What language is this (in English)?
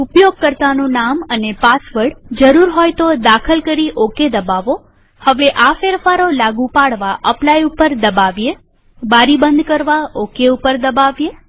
Gujarati